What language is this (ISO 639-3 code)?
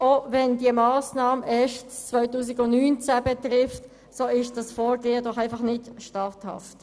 gsw